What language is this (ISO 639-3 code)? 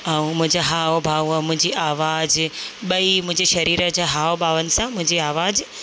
snd